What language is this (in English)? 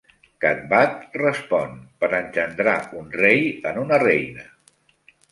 Catalan